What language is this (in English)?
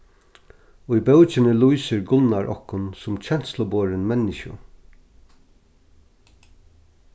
Faroese